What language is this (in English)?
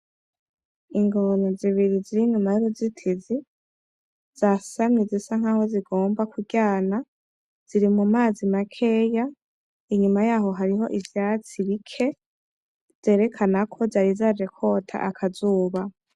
Rundi